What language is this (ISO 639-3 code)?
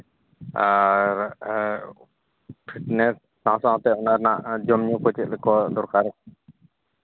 sat